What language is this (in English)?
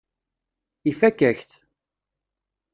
Kabyle